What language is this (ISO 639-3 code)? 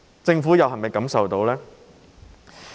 yue